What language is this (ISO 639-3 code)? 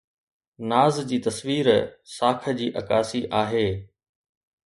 snd